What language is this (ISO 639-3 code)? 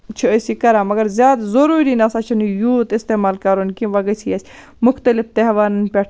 kas